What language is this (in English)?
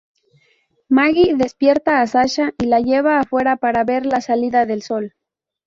Spanish